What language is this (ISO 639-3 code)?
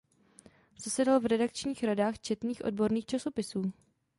ces